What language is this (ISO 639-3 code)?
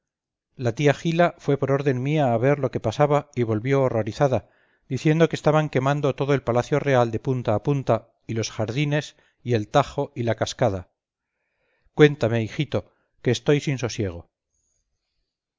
spa